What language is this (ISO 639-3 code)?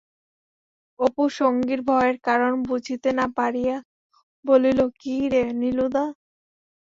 ben